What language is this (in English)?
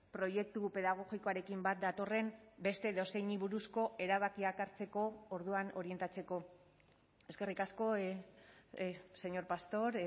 Basque